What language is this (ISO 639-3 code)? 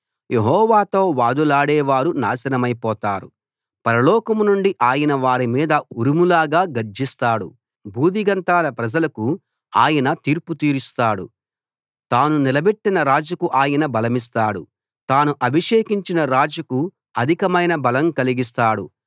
tel